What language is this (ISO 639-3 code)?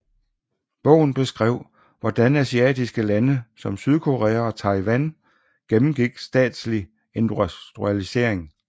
dan